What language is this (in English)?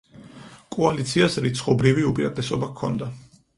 Georgian